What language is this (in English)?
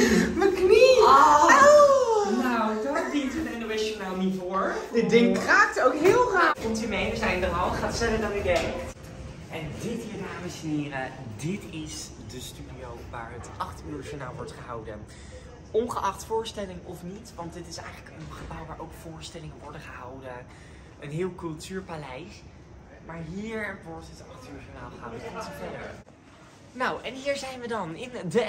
Dutch